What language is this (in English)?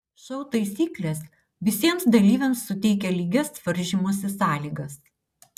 Lithuanian